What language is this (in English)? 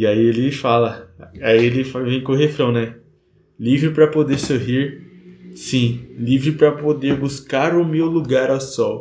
Portuguese